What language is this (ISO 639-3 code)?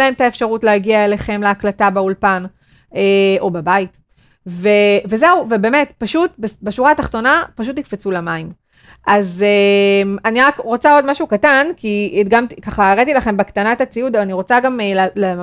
heb